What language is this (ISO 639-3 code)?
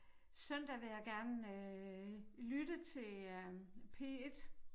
dan